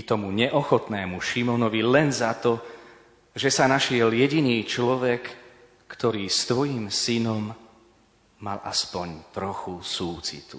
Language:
Slovak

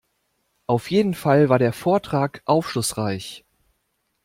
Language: German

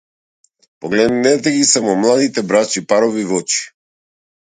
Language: Macedonian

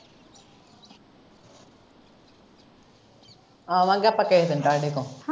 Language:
Punjabi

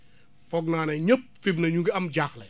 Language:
Wolof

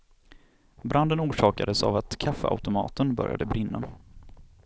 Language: Swedish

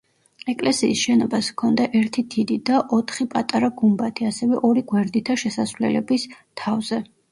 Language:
Georgian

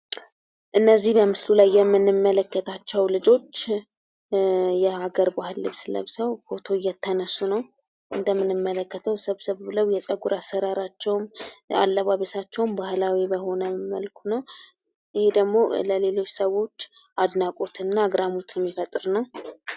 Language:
Amharic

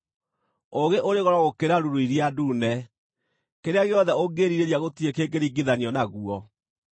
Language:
Kikuyu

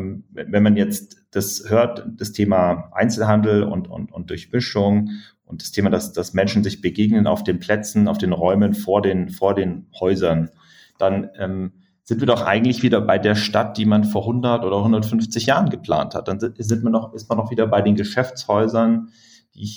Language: German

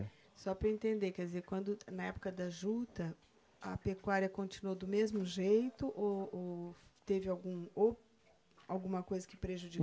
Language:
Portuguese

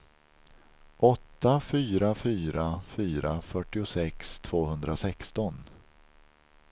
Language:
Swedish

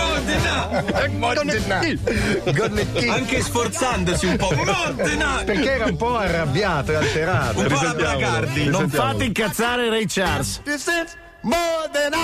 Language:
Italian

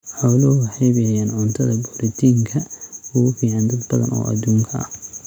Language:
Somali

